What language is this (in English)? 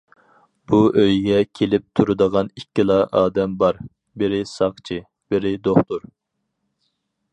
Uyghur